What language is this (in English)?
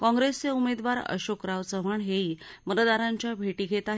Marathi